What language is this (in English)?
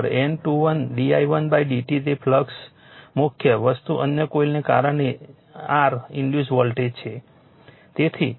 Gujarati